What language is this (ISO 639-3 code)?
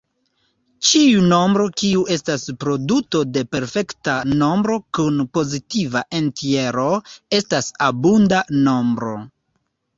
epo